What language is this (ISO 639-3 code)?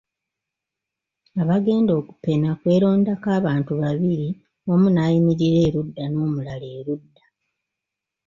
lug